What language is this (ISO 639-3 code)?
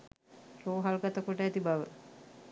sin